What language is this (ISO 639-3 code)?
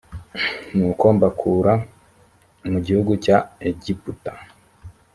kin